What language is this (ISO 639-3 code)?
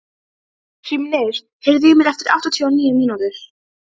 isl